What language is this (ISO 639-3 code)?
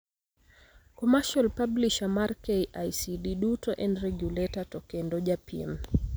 luo